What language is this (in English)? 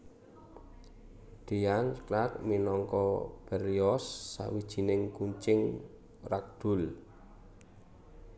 Javanese